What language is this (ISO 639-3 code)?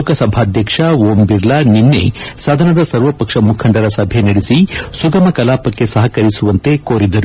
kan